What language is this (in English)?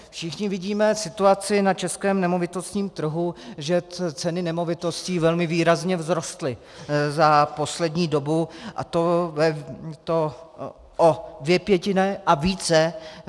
Czech